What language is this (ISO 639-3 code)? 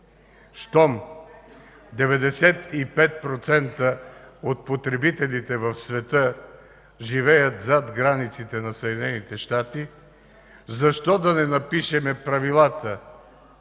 bul